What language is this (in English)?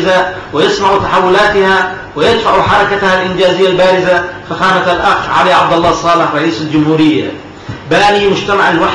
Arabic